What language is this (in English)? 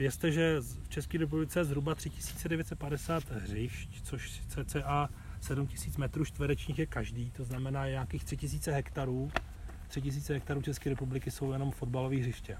Czech